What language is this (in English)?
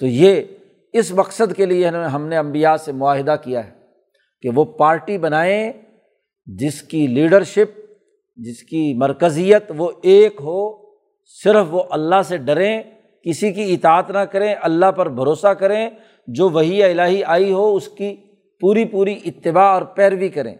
Urdu